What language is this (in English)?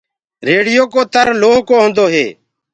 Gurgula